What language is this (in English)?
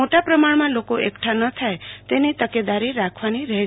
Gujarati